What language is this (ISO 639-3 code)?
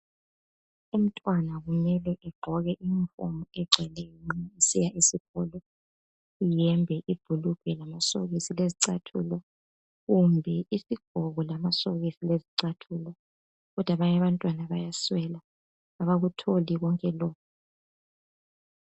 nde